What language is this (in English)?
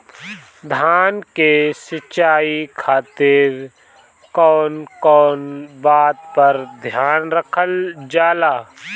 Bhojpuri